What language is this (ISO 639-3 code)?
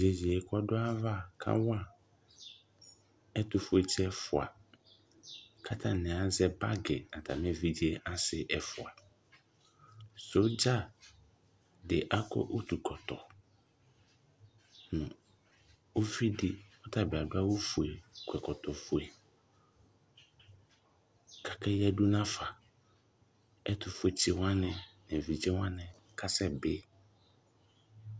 kpo